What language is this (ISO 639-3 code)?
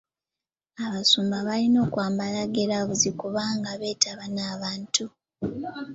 lug